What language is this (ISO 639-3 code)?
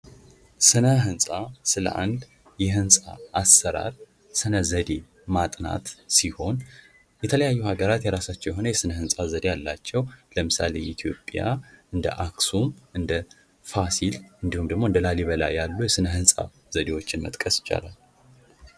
amh